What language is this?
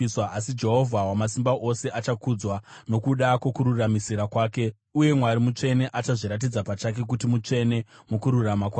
Shona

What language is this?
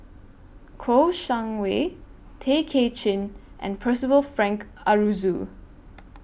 English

